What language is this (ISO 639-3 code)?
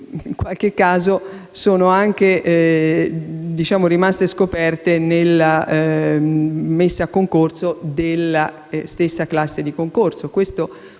ita